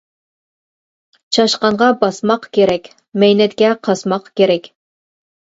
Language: Uyghur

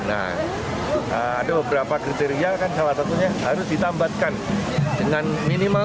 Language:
Indonesian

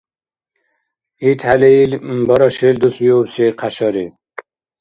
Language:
Dargwa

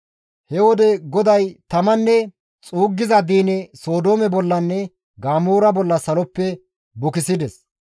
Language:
Gamo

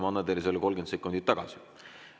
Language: Estonian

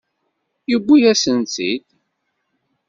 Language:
Kabyle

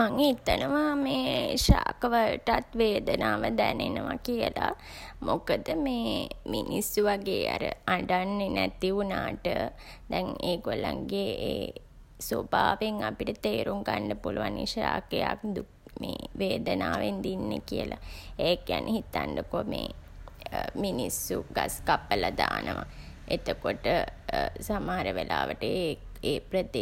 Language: Sinhala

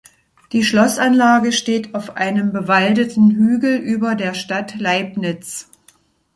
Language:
German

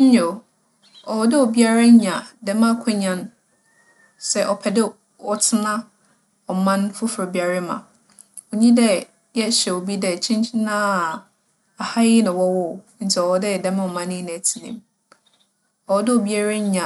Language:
Akan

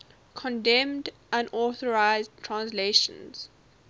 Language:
English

